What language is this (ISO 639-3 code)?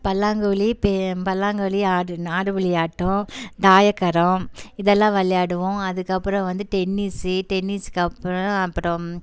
tam